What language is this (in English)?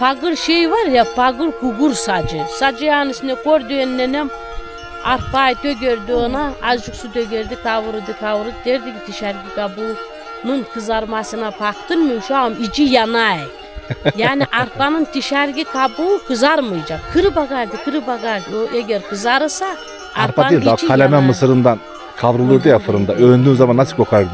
Turkish